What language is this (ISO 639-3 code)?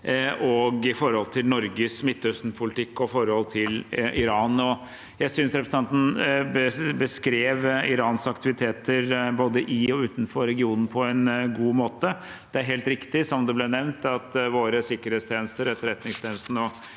nor